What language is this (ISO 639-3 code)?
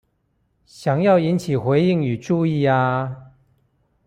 zho